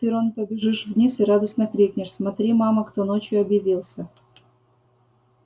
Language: Russian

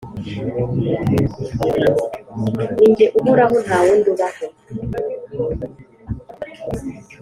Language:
Kinyarwanda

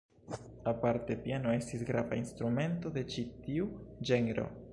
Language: Esperanto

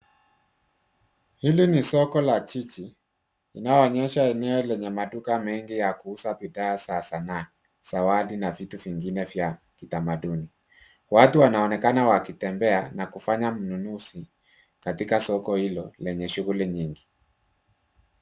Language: Swahili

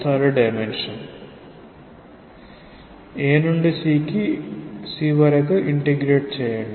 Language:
Telugu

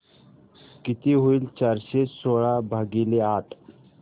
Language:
Marathi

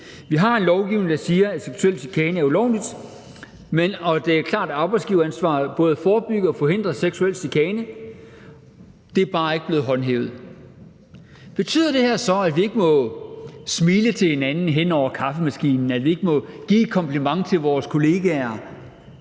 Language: Danish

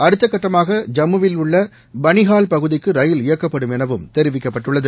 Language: Tamil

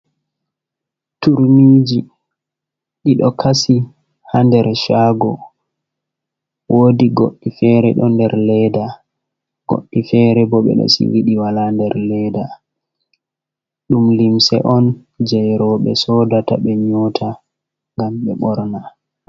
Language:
Fula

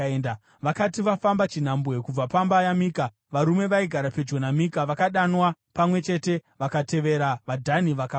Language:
Shona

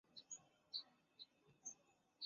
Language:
Chinese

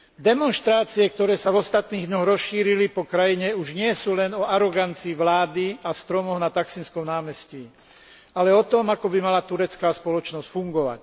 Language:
Slovak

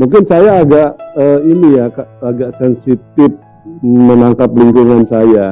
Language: Indonesian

